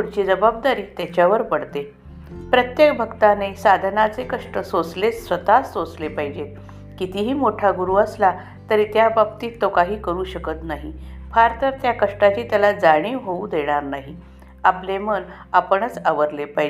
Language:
Marathi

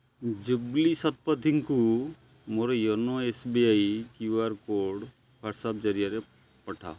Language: Odia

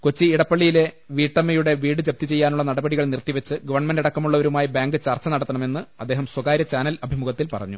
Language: Malayalam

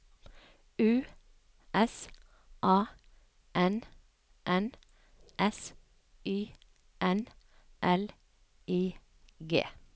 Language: Norwegian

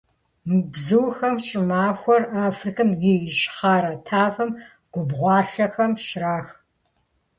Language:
Kabardian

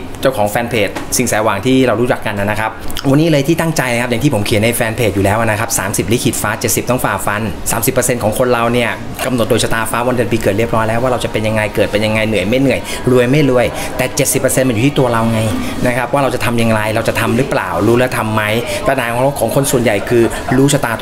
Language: Thai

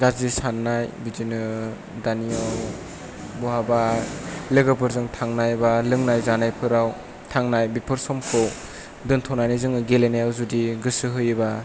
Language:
Bodo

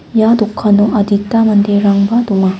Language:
Garo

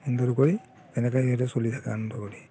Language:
Assamese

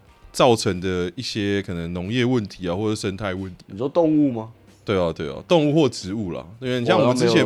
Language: Chinese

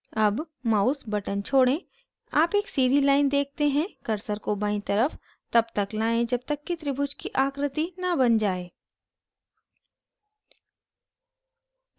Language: Hindi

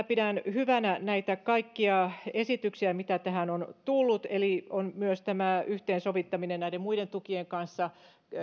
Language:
Finnish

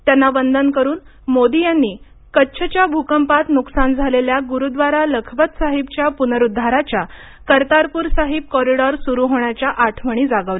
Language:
Marathi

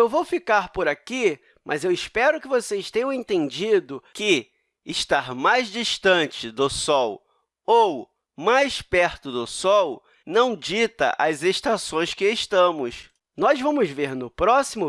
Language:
Portuguese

